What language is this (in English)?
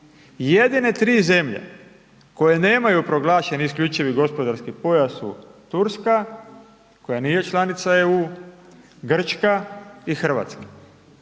Croatian